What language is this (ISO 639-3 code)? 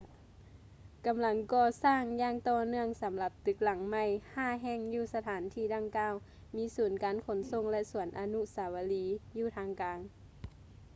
lao